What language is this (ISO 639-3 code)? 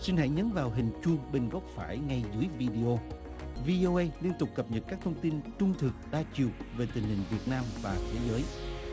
vie